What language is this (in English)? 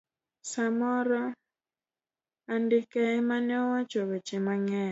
Luo (Kenya and Tanzania)